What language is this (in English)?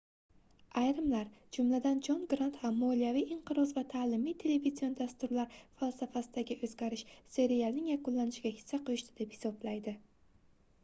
Uzbek